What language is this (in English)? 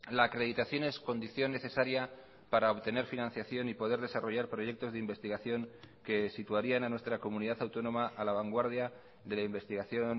Spanish